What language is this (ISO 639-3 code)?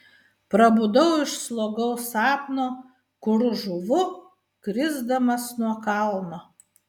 lit